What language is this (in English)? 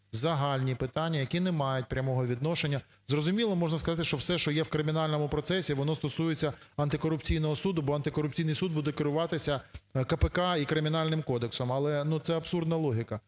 Ukrainian